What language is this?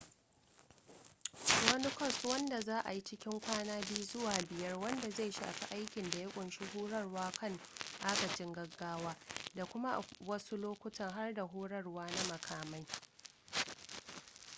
Hausa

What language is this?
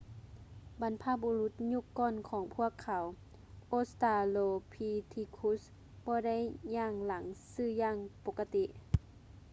Lao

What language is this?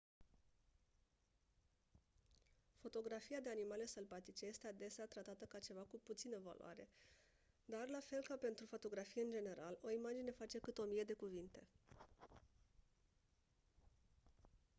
Romanian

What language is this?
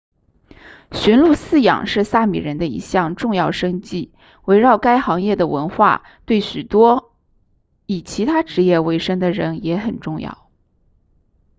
Chinese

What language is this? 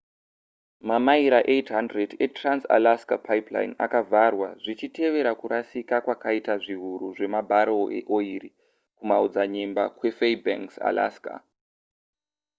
Shona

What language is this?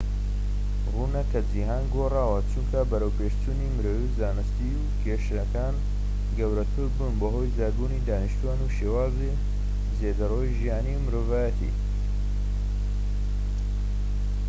Central Kurdish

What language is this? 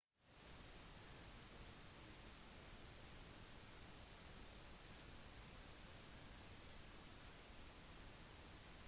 Norwegian Bokmål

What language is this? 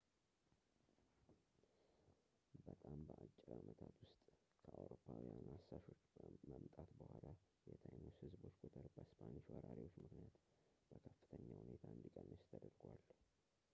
Amharic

